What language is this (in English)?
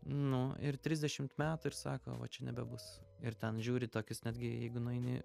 Lithuanian